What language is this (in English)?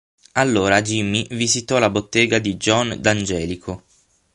Italian